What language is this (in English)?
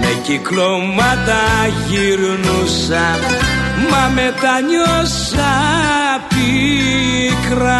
Greek